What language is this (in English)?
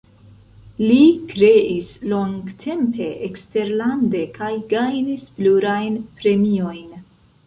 Esperanto